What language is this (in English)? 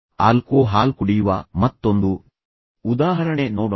Kannada